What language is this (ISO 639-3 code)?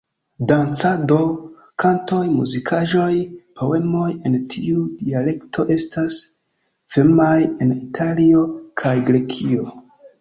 epo